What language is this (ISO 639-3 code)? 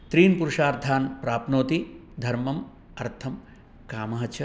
san